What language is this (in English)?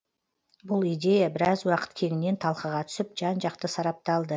Kazakh